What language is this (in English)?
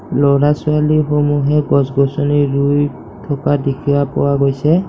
Assamese